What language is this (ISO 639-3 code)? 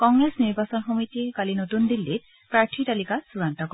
asm